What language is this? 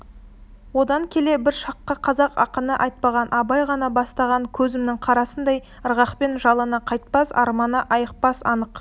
Kazakh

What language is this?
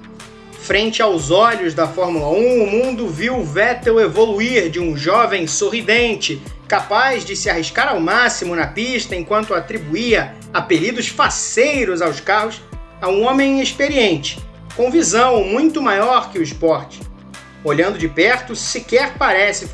Portuguese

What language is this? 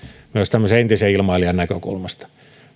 Finnish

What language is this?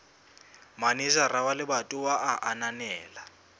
Southern Sotho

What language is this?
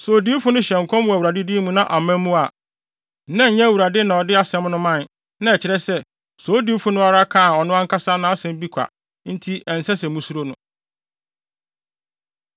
Akan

